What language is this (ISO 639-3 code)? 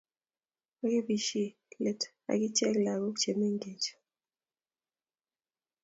kln